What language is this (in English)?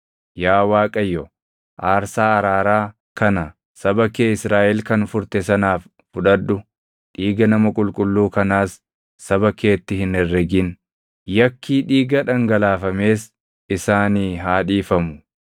Oromo